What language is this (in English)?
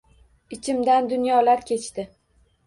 Uzbek